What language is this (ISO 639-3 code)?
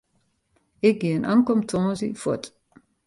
fry